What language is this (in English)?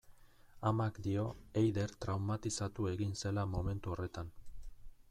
Basque